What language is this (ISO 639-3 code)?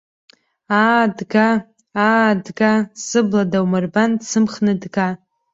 abk